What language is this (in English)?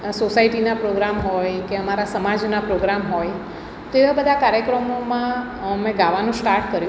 Gujarati